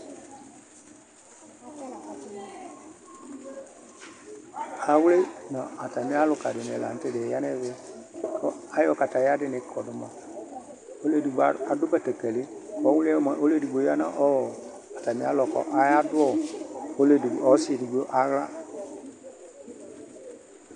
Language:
Ikposo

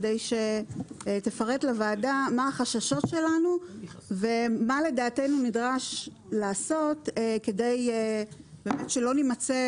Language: Hebrew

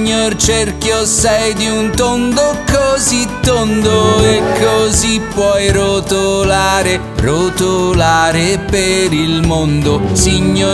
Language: Italian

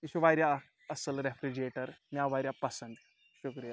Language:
Kashmiri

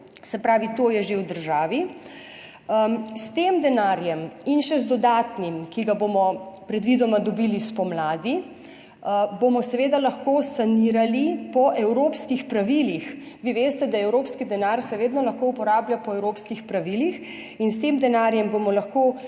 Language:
Slovenian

